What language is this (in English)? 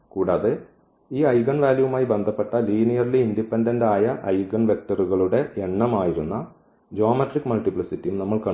Malayalam